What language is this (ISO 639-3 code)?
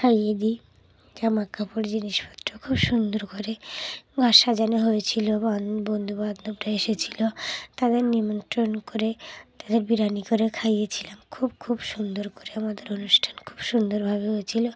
ben